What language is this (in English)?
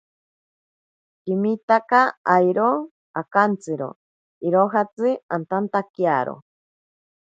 Ashéninka Perené